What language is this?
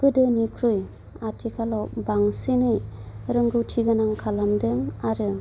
Bodo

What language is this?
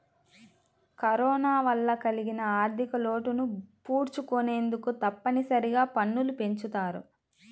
Telugu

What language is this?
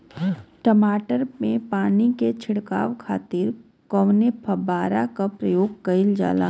Bhojpuri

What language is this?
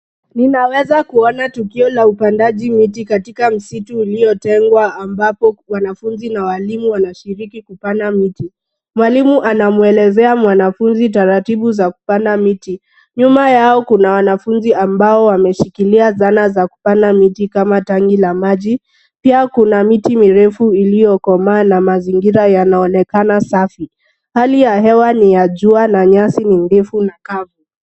Swahili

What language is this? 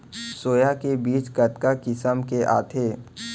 Chhattisgarhi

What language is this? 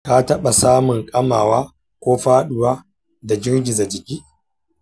Hausa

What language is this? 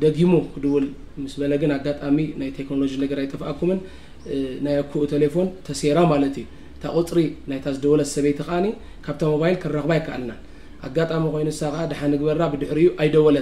Arabic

